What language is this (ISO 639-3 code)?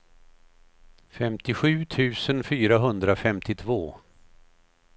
swe